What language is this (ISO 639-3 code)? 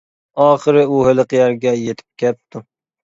uig